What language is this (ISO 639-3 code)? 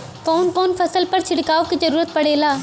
bho